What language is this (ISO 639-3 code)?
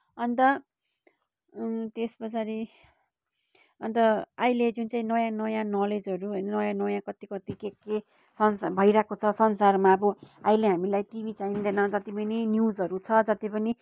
nep